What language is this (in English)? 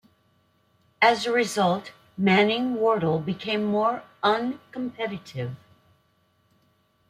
English